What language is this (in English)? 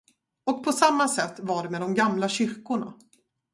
Swedish